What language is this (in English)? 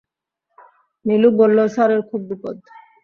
Bangla